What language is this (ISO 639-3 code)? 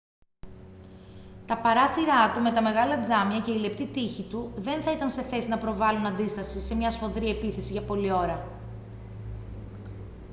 ell